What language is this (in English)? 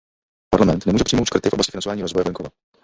Czech